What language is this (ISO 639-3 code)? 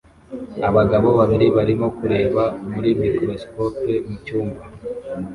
kin